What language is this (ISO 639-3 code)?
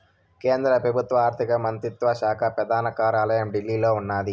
tel